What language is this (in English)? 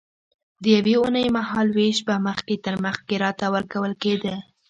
Pashto